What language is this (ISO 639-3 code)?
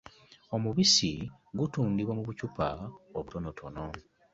lug